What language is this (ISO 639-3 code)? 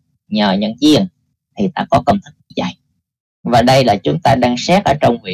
vie